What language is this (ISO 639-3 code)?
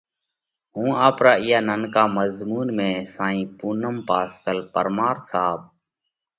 kvx